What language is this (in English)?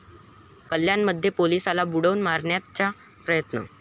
Marathi